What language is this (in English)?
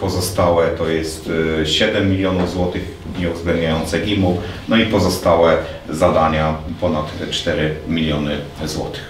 Polish